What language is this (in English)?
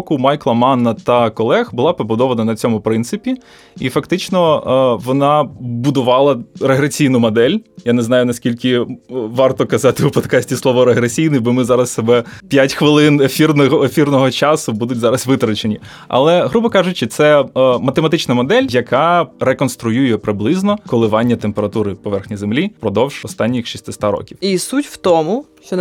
Ukrainian